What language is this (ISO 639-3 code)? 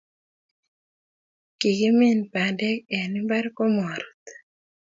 kln